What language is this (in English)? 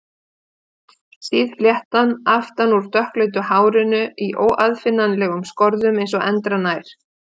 Icelandic